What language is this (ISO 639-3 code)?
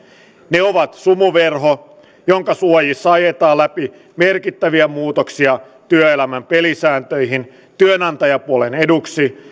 fin